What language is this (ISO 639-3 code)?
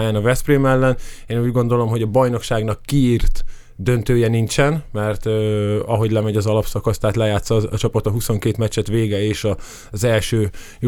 hun